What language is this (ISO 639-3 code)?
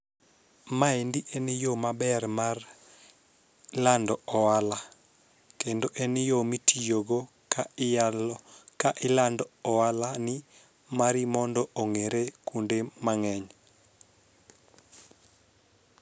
luo